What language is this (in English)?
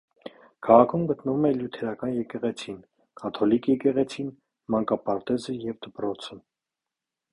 Armenian